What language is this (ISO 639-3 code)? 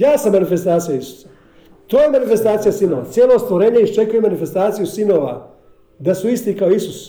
hrv